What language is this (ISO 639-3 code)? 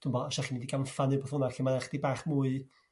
cym